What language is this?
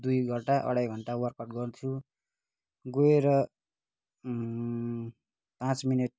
Nepali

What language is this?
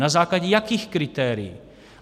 Czech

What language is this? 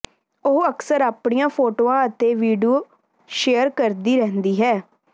Punjabi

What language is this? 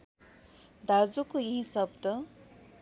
Nepali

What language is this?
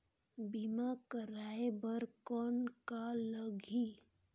Chhattisgarhi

